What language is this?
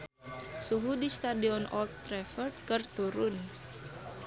Sundanese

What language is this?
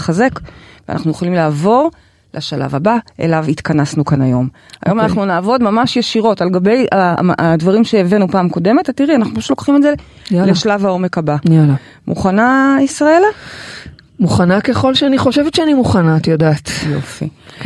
Hebrew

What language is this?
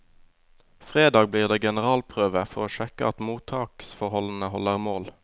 Norwegian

